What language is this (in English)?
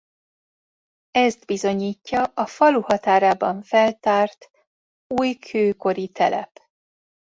Hungarian